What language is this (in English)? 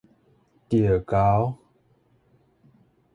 Min Nan Chinese